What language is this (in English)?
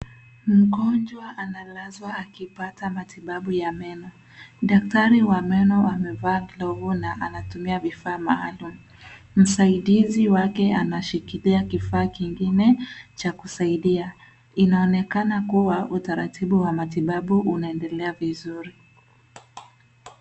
Swahili